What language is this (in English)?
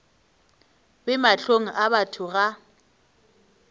Northern Sotho